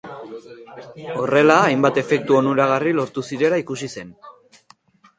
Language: Basque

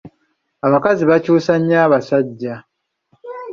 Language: Ganda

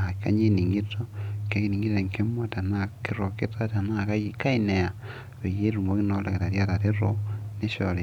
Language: Masai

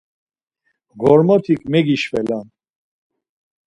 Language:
Laz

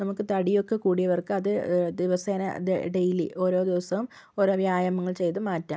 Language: Malayalam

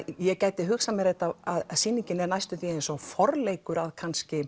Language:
Icelandic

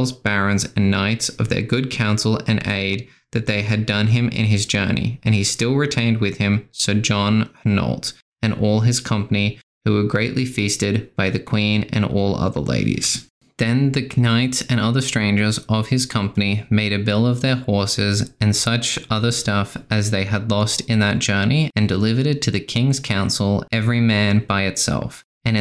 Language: English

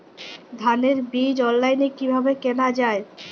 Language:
Bangla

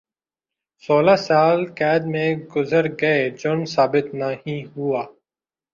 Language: Urdu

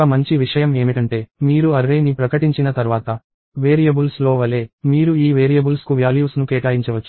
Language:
Telugu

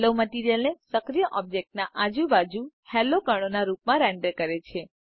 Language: Gujarati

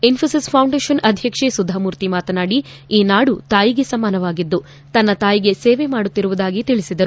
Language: Kannada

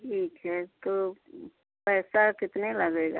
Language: Hindi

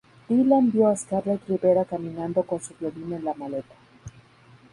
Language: Spanish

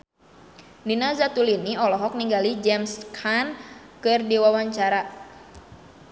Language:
Sundanese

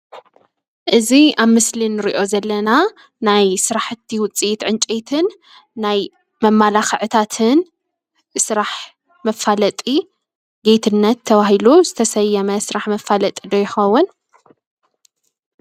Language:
Tigrinya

